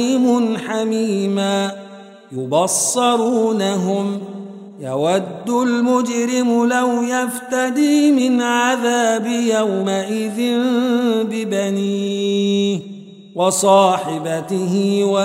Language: Arabic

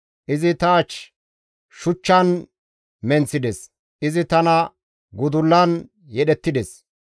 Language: Gamo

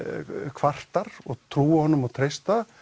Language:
Icelandic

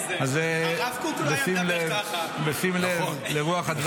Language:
Hebrew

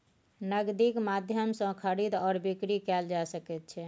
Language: Maithili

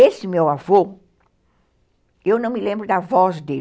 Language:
Portuguese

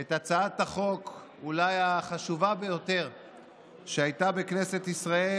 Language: Hebrew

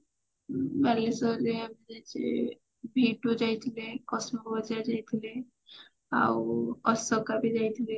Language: Odia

